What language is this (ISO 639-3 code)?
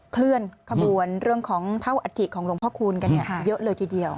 tha